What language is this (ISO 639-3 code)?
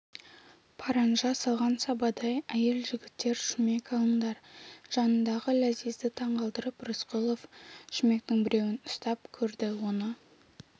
kaz